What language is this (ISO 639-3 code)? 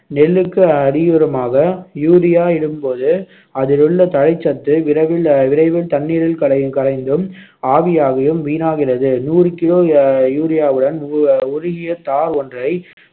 tam